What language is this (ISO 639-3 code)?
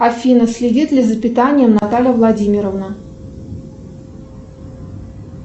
rus